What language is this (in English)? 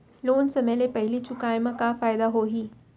Chhattisgarhi